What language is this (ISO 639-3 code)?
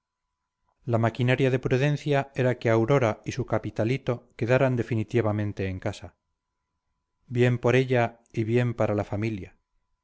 spa